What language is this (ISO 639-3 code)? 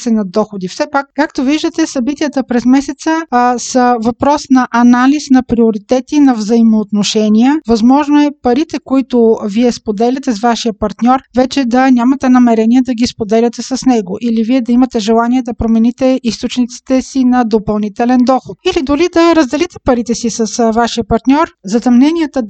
bul